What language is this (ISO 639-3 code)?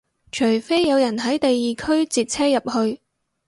yue